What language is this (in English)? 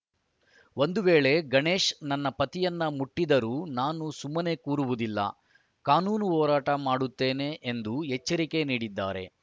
Kannada